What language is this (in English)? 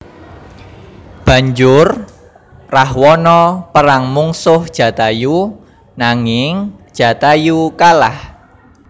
Javanese